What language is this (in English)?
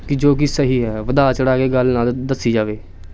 Punjabi